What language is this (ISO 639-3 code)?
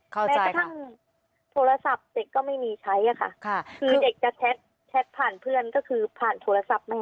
tha